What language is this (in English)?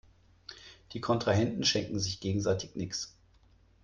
German